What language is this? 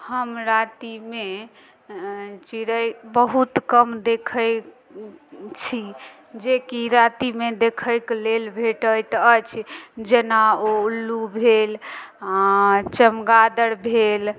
Maithili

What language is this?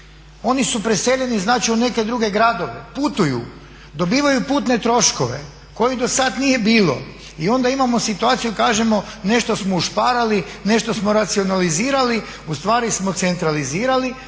Croatian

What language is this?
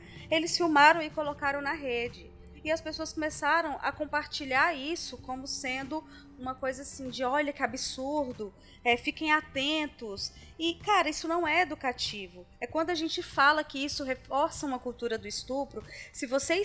Portuguese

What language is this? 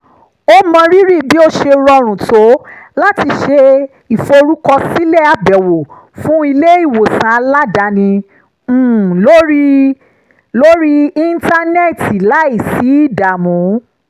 Yoruba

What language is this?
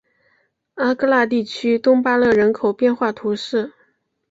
Chinese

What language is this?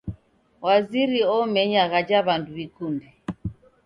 Taita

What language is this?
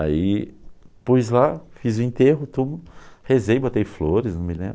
Portuguese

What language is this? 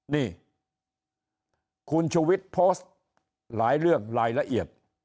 Thai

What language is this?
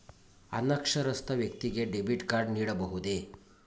Kannada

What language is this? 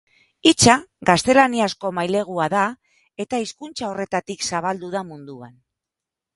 Basque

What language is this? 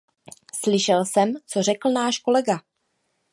Czech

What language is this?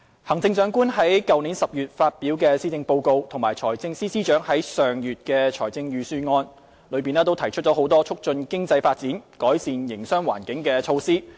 Cantonese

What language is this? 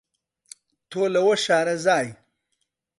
Central Kurdish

